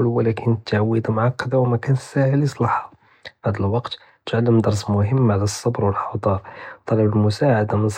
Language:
Judeo-Arabic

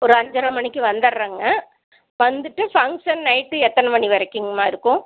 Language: Tamil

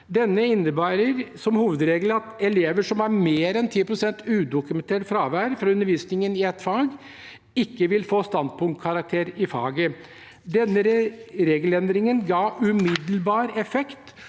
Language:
Norwegian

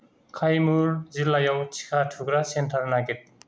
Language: Bodo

